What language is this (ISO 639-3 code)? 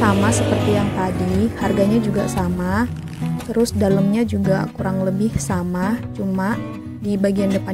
ind